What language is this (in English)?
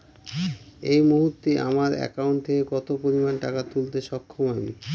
Bangla